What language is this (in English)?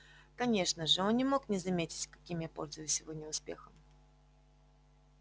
Russian